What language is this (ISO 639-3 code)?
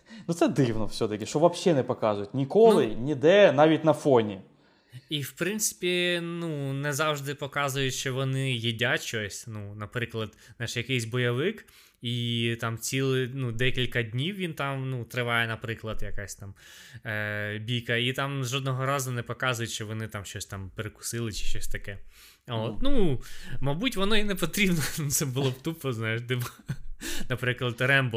ukr